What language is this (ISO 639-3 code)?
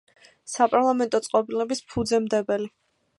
kat